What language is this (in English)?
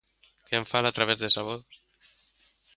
Galician